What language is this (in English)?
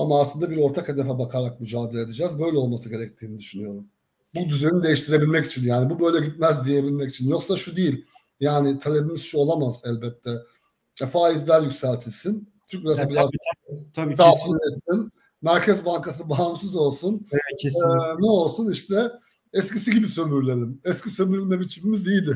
Turkish